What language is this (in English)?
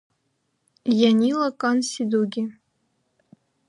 Dargwa